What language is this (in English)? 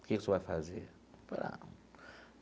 Portuguese